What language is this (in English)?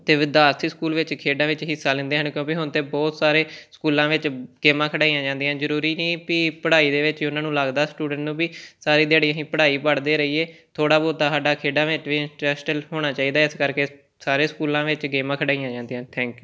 Punjabi